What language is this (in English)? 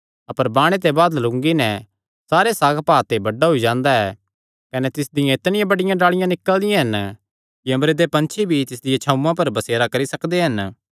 Kangri